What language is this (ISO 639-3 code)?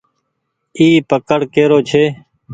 gig